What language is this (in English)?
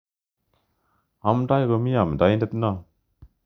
Kalenjin